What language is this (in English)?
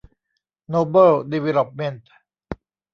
Thai